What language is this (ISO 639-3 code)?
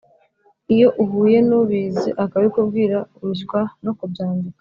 kin